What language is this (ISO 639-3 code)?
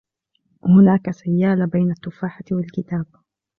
ara